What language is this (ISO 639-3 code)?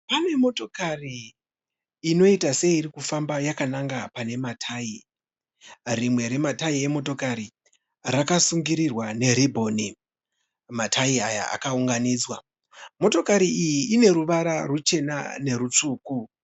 sna